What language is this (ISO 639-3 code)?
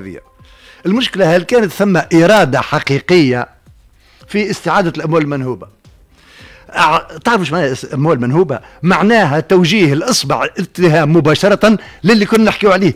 ara